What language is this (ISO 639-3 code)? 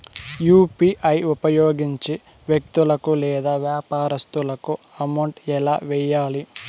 tel